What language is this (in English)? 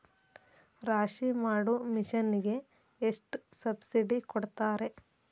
Kannada